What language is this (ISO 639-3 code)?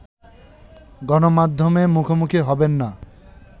ben